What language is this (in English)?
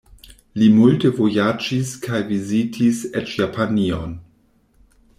Esperanto